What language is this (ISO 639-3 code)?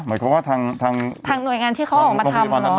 tha